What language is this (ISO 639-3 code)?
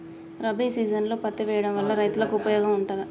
tel